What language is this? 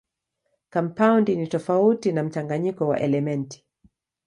Swahili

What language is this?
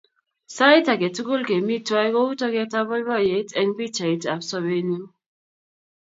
Kalenjin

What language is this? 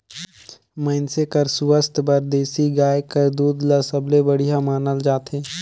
Chhattisgarhi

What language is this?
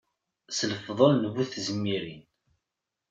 Kabyle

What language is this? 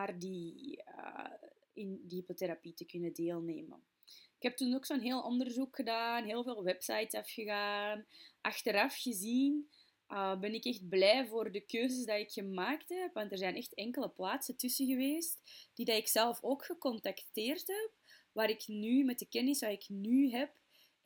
Dutch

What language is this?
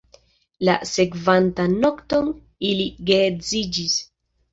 Esperanto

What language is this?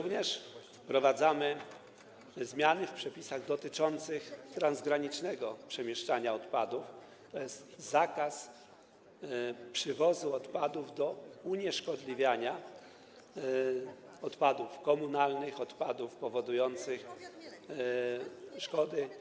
Polish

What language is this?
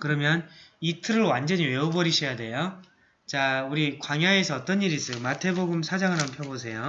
Korean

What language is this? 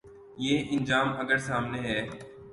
Urdu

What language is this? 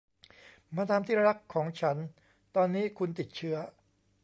Thai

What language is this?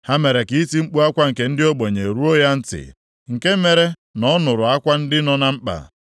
Igbo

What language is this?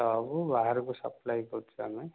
Odia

